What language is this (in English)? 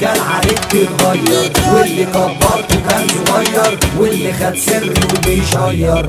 Arabic